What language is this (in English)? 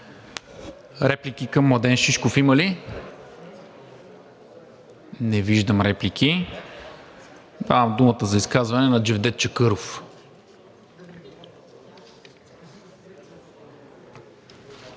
Bulgarian